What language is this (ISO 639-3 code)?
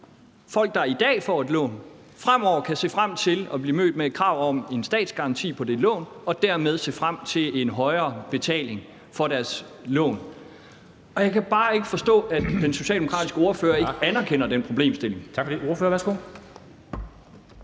dan